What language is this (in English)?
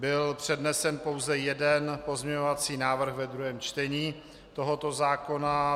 Czech